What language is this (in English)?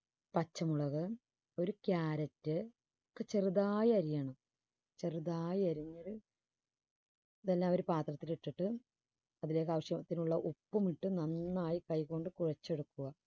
Malayalam